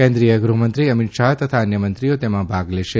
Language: Gujarati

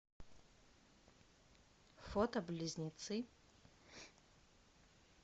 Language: Russian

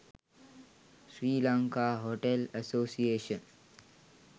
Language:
Sinhala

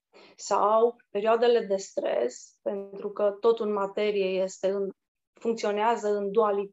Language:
Romanian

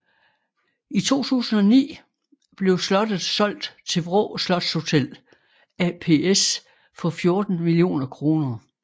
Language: Danish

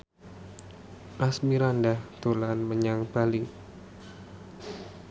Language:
Javanese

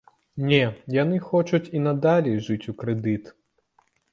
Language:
Belarusian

